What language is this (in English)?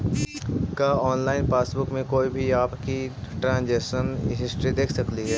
Magahi